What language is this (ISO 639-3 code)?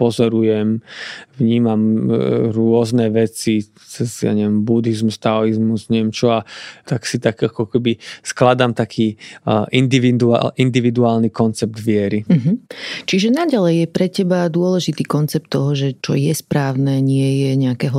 slk